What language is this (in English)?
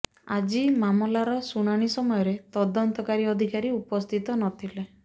Odia